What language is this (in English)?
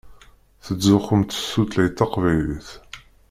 Kabyle